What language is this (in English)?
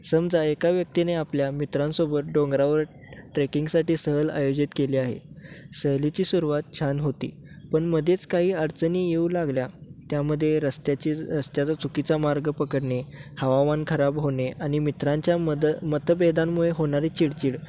Marathi